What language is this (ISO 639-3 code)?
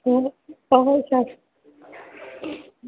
mni